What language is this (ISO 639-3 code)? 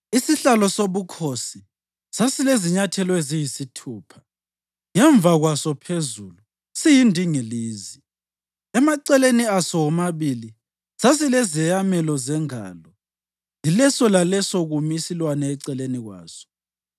nde